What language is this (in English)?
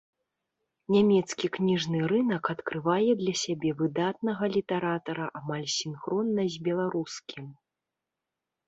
Belarusian